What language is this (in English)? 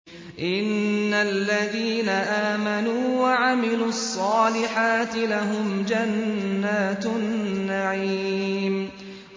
Arabic